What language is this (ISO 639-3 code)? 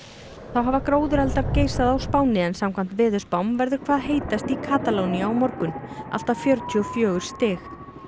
isl